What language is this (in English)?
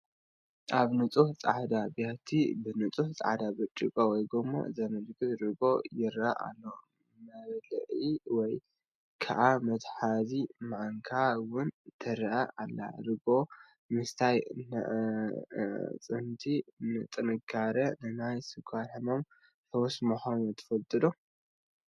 Tigrinya